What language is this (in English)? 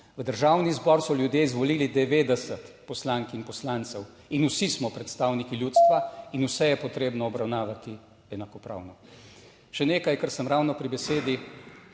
Slovenian